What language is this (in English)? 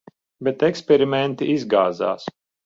Latvian